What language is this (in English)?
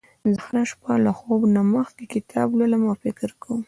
Pashto